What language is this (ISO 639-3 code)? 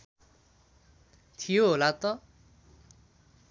nep